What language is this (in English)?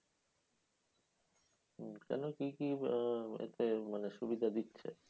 Bangla